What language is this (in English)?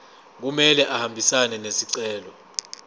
Zulu